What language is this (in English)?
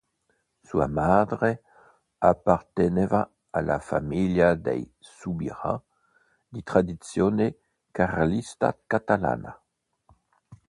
Italian